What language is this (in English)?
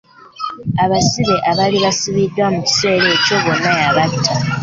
Ganda